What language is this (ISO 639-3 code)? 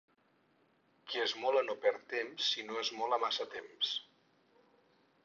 cat